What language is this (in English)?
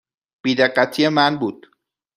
Persian